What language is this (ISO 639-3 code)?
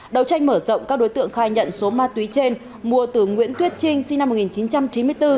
vie